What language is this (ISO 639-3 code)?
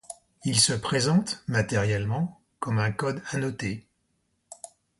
fra